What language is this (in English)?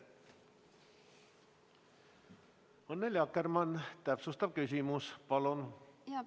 Estonian